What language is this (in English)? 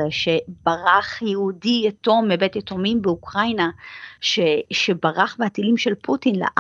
Hebrew